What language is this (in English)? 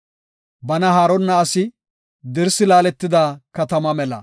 Gofa